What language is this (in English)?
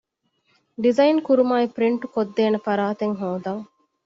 Divehi